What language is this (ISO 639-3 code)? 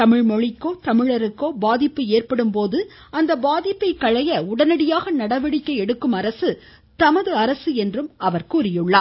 tam